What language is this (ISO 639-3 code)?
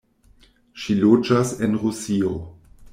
epo